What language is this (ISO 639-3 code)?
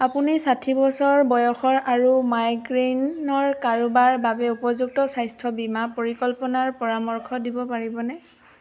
asm